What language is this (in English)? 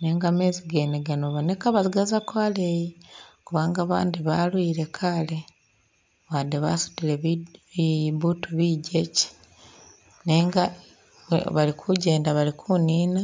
Masaaba